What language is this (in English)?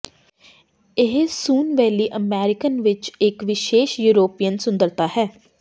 Punjabi